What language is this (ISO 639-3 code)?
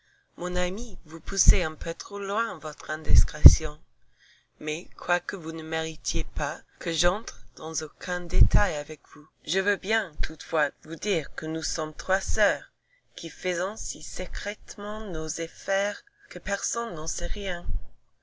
fra